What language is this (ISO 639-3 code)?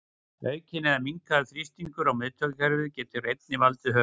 isl